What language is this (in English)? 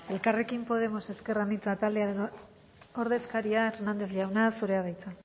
Basque